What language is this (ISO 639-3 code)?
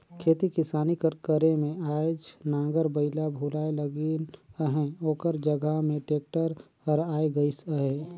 hne